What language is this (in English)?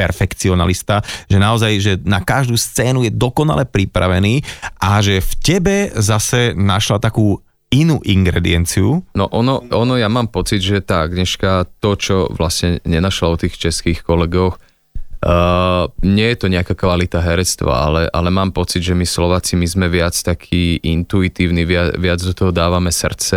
Slovak